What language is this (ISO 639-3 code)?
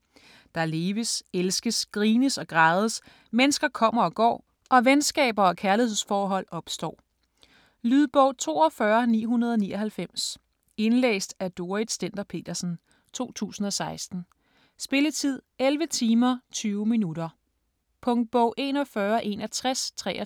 dan